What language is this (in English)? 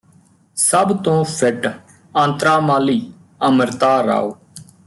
Punjabi